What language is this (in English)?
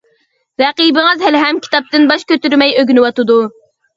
Uyghur